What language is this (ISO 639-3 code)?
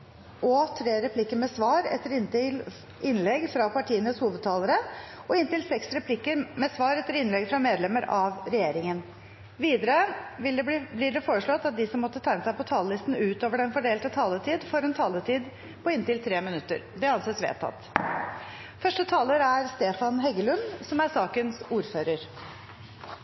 nob